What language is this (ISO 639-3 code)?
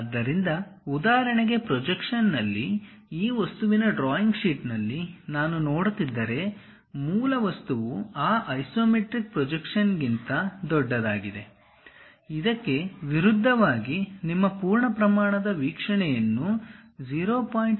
kan